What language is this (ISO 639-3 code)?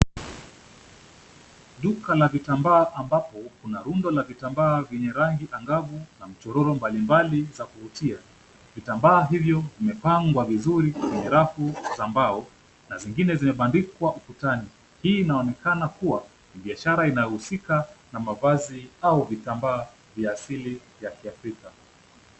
swa